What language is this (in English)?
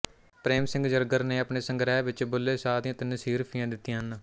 Punjabi